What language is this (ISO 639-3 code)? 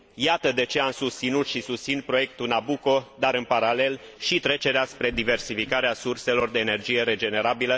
ron